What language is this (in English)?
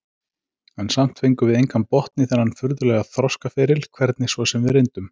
Icelandic